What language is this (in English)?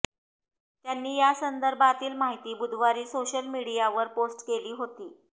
Marathi